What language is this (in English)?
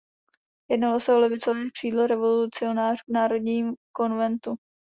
Czech